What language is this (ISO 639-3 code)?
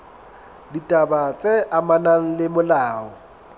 sot